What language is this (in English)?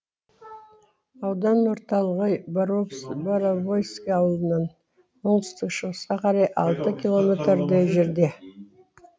Kazakh